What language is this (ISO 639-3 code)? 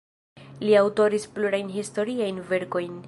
epo